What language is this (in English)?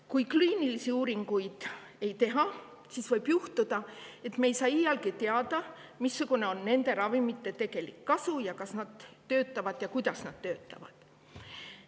Estonian